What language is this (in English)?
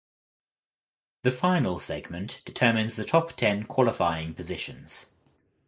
English